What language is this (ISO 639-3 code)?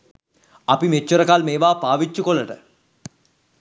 sin